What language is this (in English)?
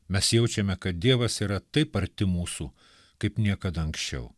Lithuanian